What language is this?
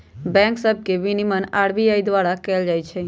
Magahi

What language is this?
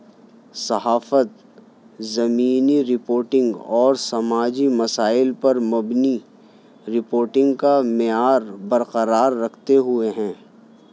Urdu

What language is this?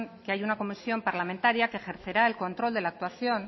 Spanish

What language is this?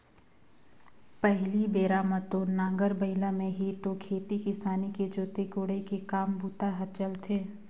Chhattisgarhi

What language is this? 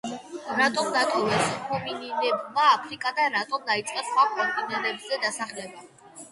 Georgian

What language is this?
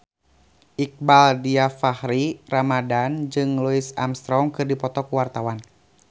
Sundanese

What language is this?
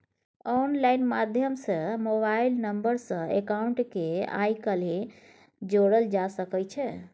Maithili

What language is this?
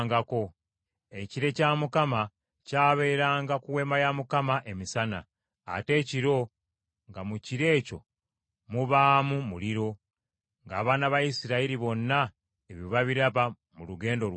Ganda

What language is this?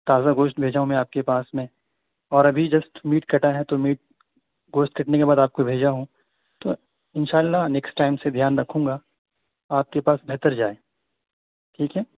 Urdu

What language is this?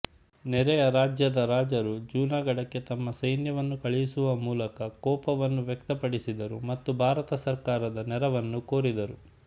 Kannada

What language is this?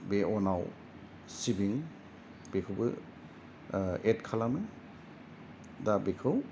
Bodo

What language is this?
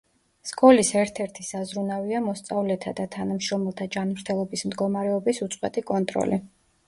Georgian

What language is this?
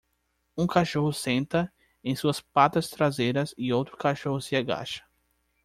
Portuguese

